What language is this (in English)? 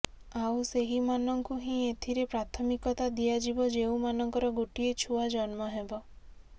Odia